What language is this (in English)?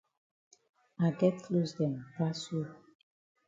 Cameroon Pidgin